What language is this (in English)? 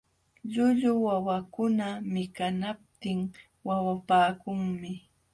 Jauja Wanca Quechua